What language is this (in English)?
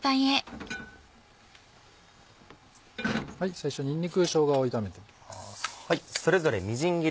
Japanese